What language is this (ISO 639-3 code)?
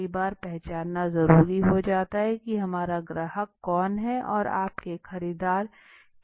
hin